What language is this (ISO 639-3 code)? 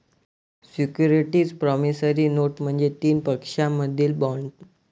mar